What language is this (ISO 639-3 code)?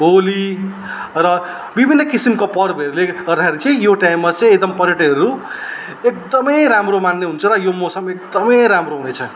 nep